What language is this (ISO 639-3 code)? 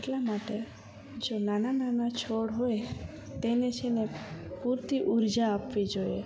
guj